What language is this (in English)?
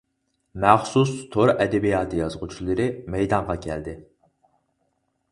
Uyghur